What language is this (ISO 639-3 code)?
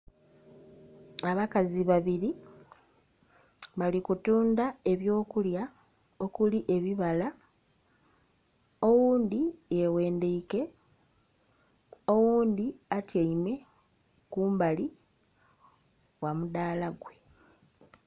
xog